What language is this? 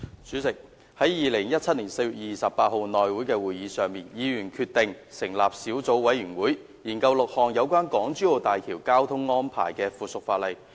Cantonese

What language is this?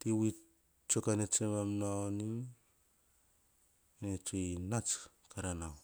Hahon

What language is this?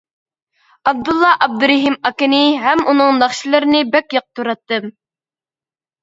Uyghur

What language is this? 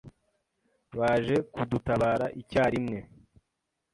Kinyarwanda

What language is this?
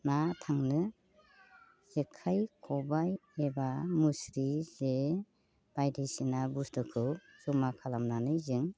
Bodo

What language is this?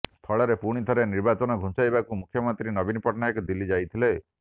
Odia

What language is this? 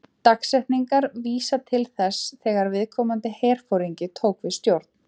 Icelandic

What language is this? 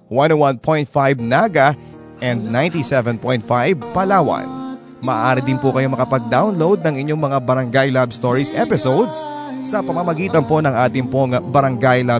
Filipino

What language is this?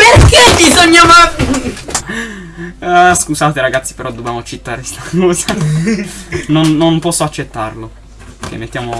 Italian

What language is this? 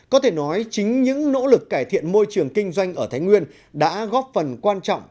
Vietnamese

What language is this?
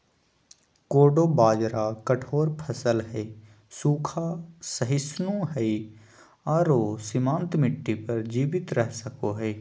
Magahi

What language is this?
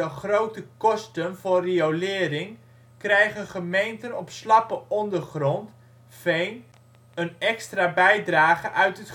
Dutch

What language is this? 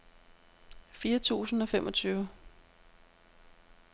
Danish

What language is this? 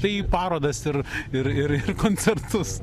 Lithuanian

